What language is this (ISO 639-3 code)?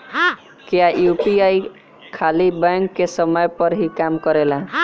bho